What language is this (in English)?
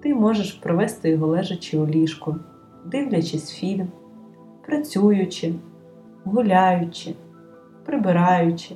Ukrainian